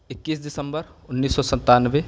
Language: Urdu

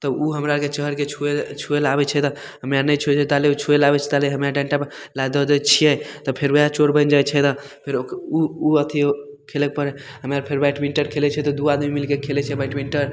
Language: Maithili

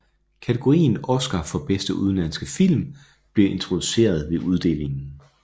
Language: Danish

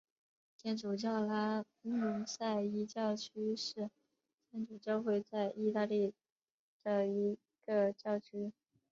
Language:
Chinese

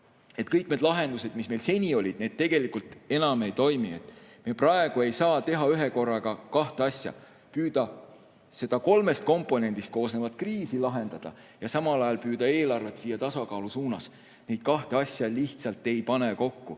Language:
Estonian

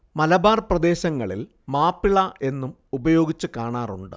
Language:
Malayalam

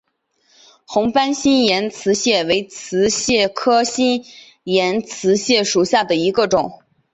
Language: Chinese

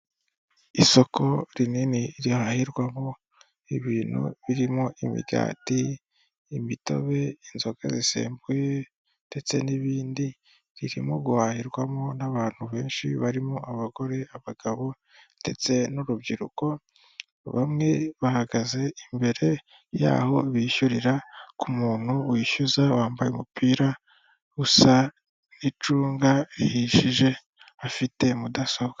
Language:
Kinyarwanda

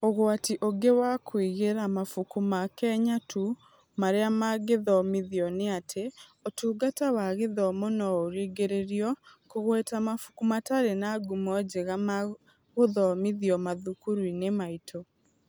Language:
Kikuyu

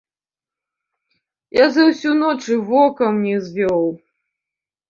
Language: Belarusian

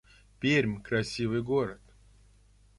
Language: Russian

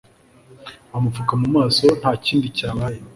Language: Kinyarwanda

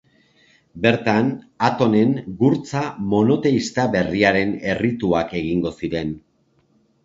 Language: Basque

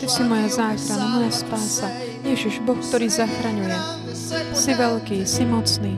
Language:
Slovak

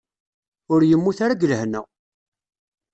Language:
Kabyle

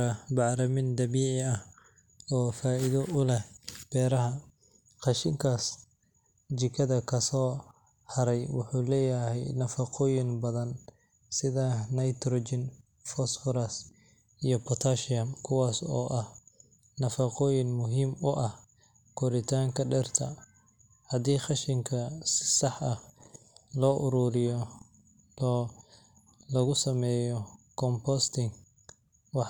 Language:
Somali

